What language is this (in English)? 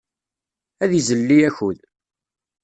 Kabyle